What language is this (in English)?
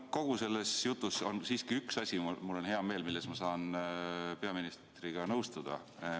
Estonian